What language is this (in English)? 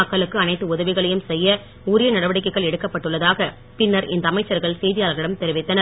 Tamil